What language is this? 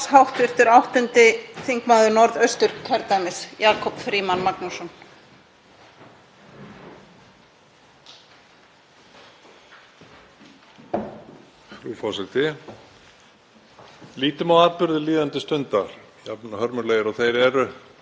Icelandic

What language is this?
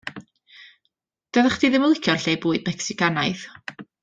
Welsh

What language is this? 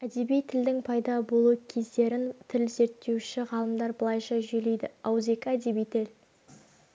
Kazakh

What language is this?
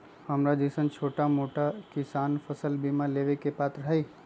Magahi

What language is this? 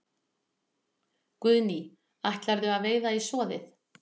Icelandic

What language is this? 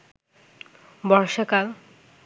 Bangla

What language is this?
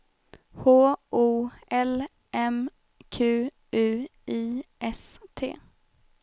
Swedish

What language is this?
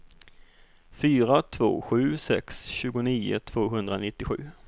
Swedish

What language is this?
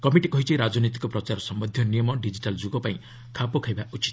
Odia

